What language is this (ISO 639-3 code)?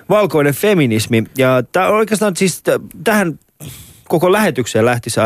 fin